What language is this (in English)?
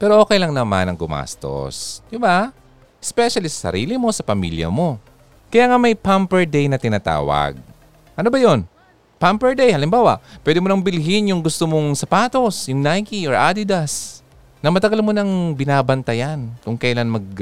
Filipino